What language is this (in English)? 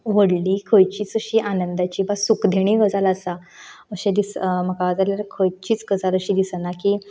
Konkani